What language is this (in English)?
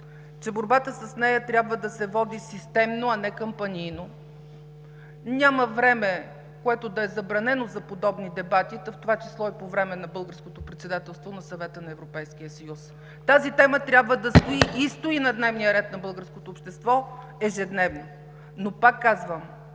Bulgarian